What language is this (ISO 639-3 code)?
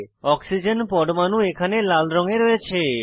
ben